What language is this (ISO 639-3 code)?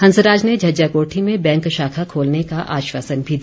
hin